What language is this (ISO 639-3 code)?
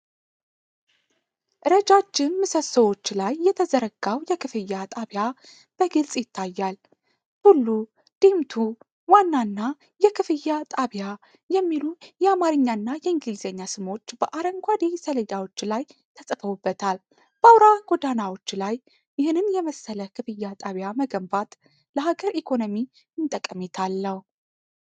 amh